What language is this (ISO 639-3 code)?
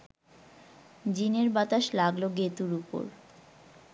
ben